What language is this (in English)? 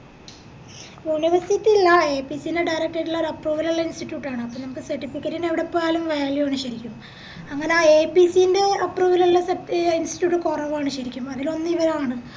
Malayalam